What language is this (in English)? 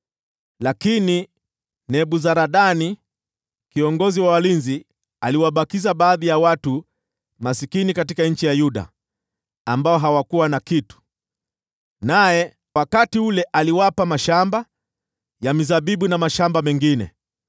Swahili